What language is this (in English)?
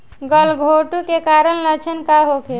Bhojpuri